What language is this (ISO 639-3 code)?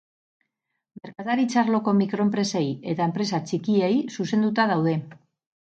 eus